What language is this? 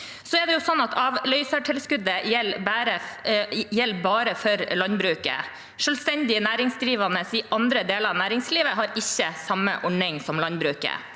Norwegian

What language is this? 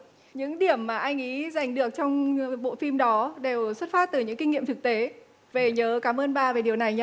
Vietnamese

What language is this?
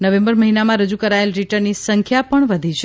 Gujarati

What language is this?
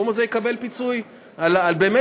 Hebrew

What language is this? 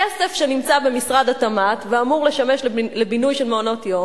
Hebrew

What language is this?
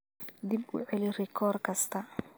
Somali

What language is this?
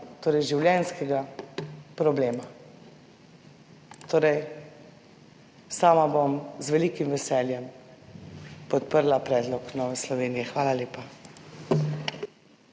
Slovenian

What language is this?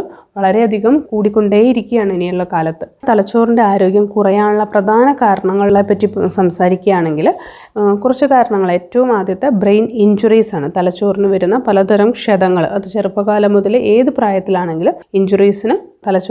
Malayalam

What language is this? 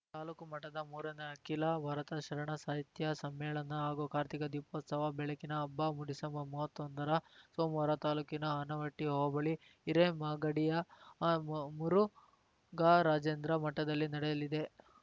Kannada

